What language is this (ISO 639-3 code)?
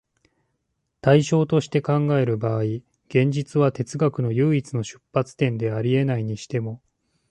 jpn